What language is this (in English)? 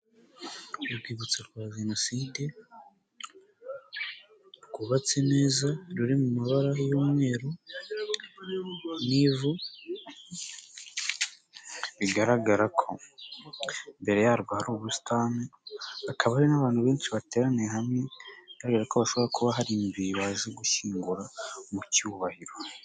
Kinyarwanda